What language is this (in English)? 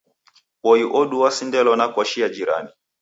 Taita